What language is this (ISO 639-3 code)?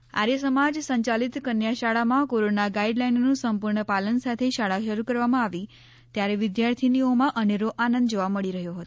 guj